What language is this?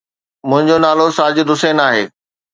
Sindhi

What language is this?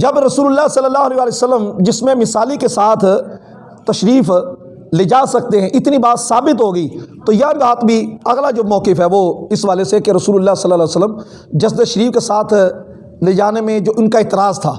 Urdu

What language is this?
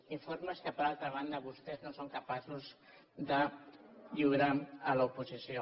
Catalan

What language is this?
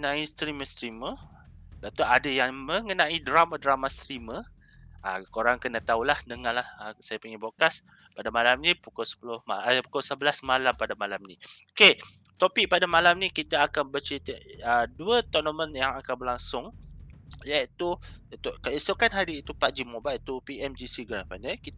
Malay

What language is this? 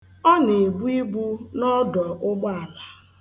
Igbo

